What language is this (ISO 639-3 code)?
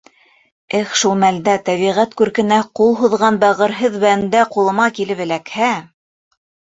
bak